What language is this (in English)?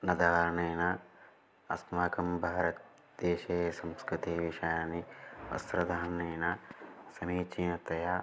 Sanskrit